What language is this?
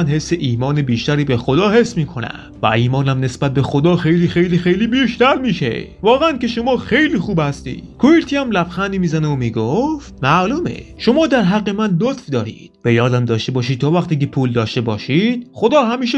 Persian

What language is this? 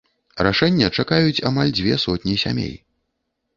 Belarusian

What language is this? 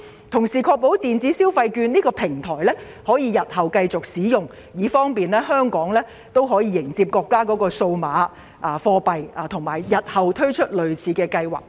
Cantonese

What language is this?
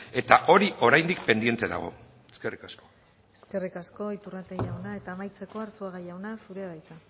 Basque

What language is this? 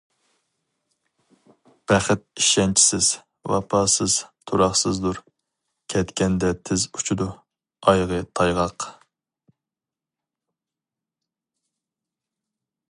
Uyghur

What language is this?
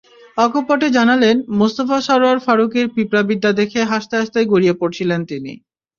Bangla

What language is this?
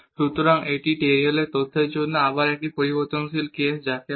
Bangla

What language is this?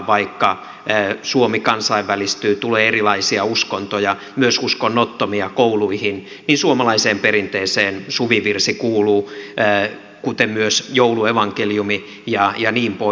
Finnish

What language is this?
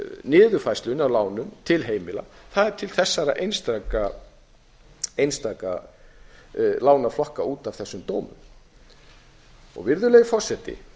Icelandic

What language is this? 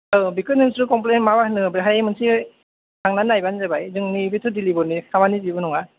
Bodo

